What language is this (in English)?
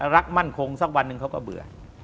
Thai